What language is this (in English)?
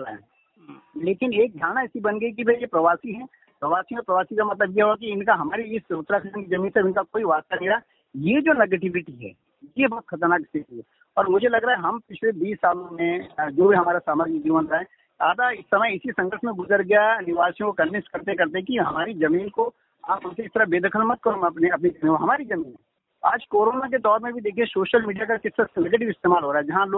Hindi